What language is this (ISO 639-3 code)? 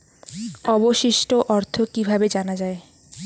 ben